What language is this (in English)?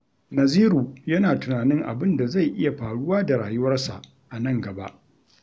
Hausa